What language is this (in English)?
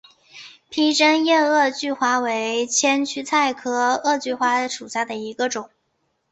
Chinese